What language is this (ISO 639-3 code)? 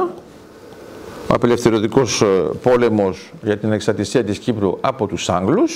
ell